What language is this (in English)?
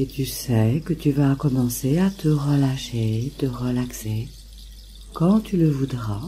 French